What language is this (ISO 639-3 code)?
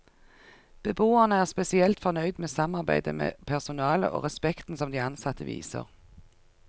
nor